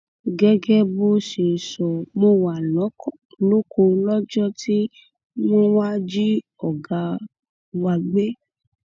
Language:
Yoruba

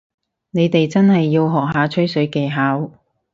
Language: Cantonese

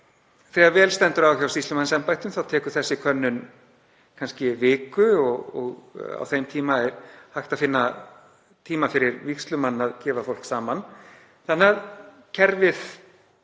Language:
Icelandic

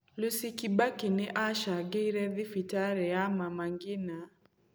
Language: Kikuyu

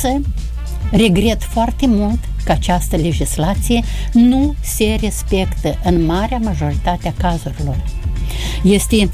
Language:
Romanian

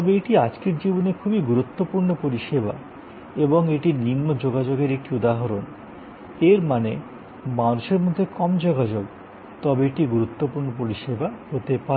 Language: Bangla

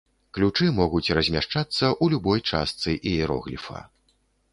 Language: Belarusian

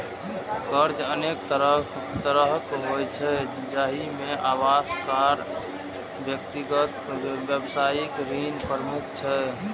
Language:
Maithili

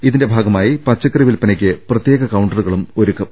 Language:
Malayalam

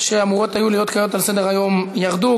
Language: Hebrew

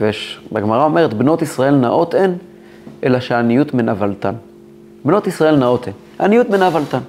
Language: Hebrew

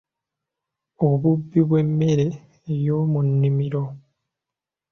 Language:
Ganda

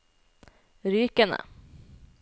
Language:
Norwegian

